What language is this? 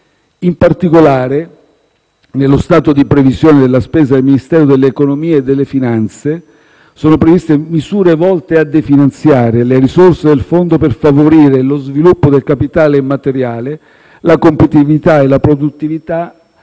Italian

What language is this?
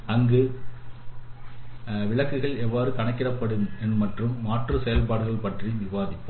Tamil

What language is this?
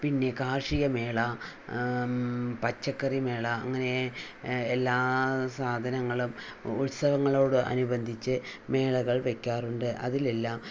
Malayalam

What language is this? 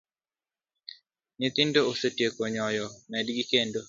Luo (Kenya and Tanzania)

